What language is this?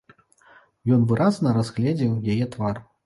Belarusian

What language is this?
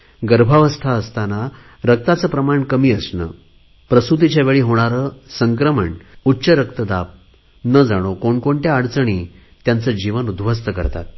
Marathi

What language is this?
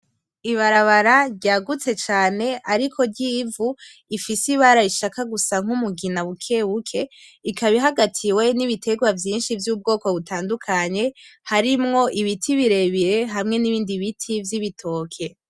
Rundi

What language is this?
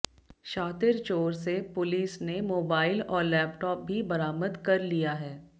Hindi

